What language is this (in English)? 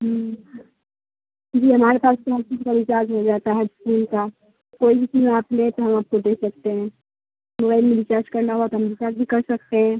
Urdu